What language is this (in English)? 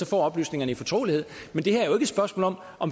Danish